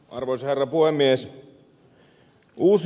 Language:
Finnish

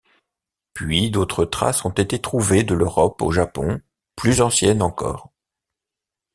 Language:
French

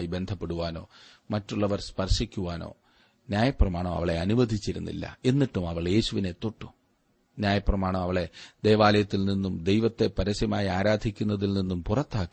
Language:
Malayalam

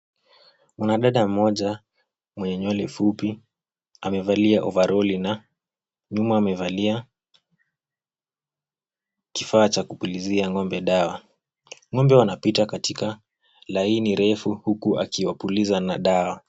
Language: Swahili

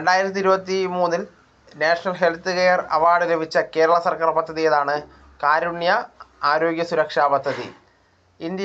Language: Malayalam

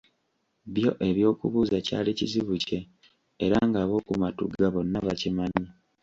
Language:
Ganda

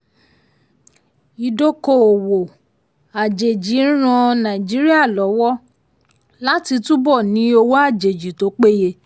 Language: Yoruba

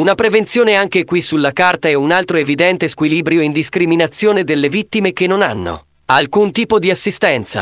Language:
Italian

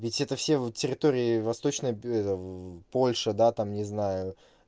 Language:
Russian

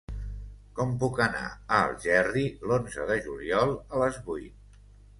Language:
Catalan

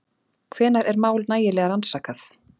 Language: Icelandic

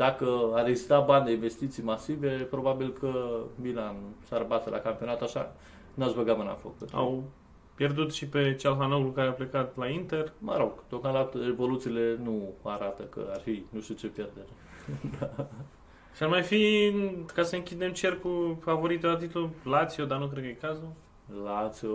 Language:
Romanian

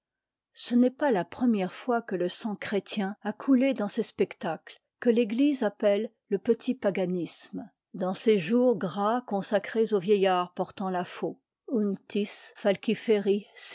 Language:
French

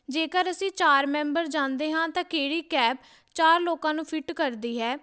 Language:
Punjabi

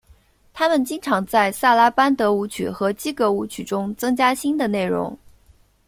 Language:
Chinese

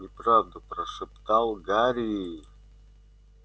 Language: Russian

